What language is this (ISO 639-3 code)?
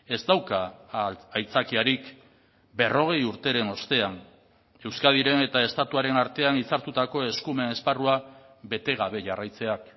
eus